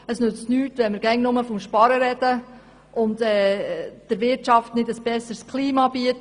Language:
Swiss German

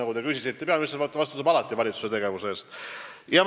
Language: Estonian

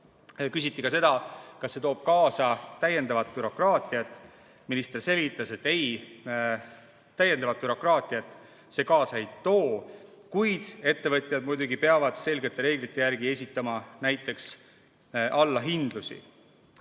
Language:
Estonian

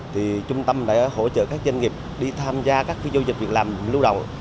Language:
Vietnamese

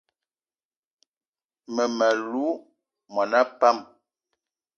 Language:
Eton (Cameroon)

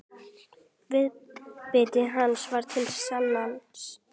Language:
Icelandic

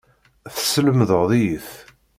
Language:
Kabyle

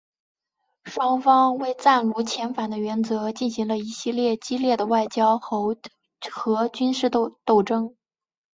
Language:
Chinese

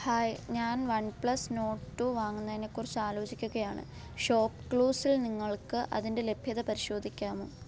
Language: Malayalam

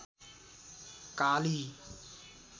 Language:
Nepali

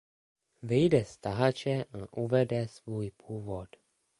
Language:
Czech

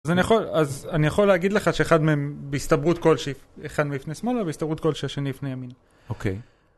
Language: Hebrew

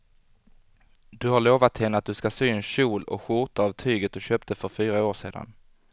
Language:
Swedish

